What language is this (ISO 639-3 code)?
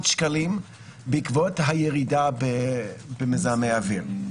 heb